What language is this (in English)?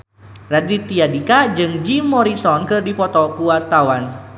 Sundanese